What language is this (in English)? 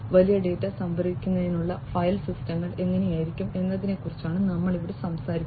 Malayalam